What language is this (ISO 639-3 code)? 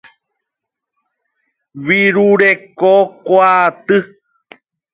grn